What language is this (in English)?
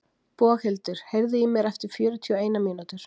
Icelandic